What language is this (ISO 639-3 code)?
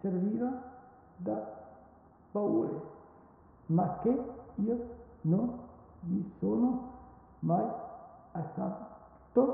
ita